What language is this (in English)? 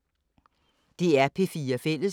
Danish